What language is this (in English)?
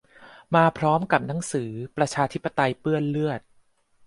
Thai